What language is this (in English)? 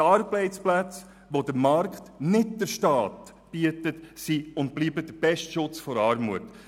Swiss German